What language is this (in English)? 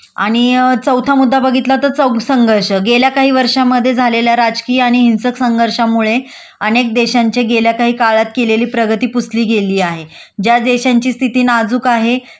Marathi